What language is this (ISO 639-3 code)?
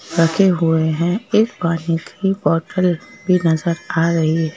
hin